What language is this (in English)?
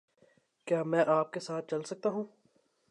Urdu